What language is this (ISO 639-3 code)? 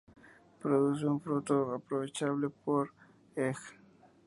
spa